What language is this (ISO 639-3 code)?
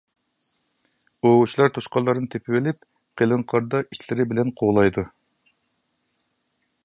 uig